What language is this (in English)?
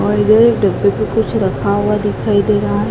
Hindi